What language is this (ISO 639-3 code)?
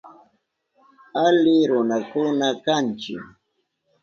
qup